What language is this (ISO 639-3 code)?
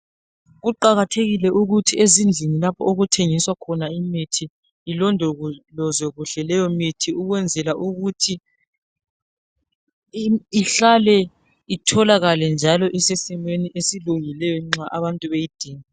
nde